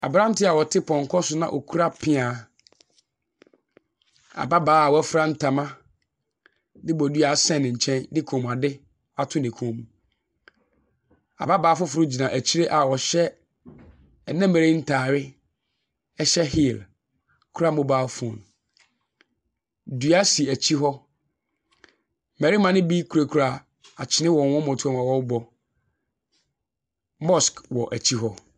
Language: Akan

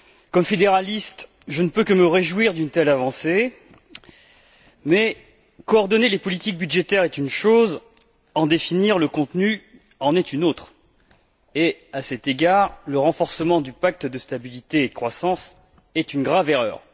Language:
French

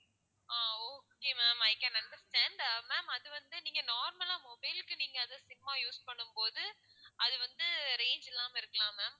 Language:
Tamil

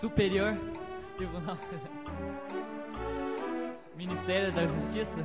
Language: Portuguese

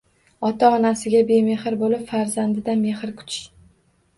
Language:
Uzbek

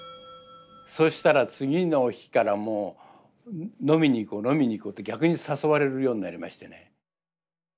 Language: Japanese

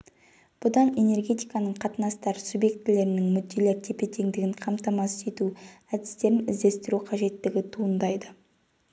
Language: Kazakh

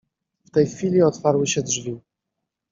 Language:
Polish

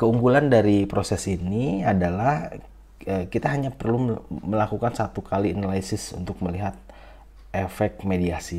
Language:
Indonesian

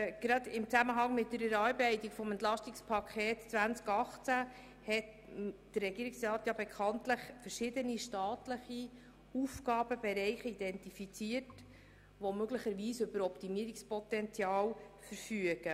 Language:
Swiss German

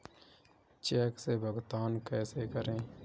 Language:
Hindi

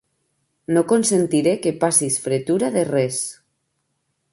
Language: Catalan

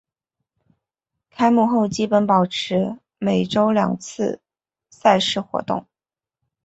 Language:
Chinese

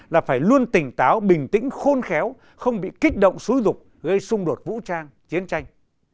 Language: Vietnamese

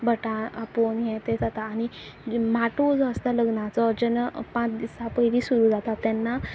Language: Konkani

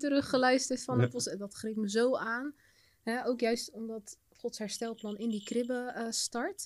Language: Dutch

